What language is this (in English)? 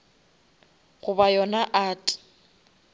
Northern Sotho